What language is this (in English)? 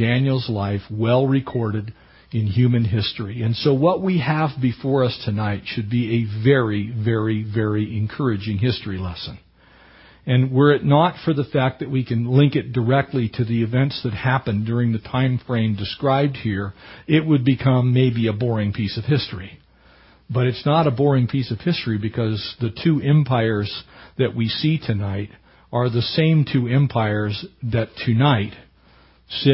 English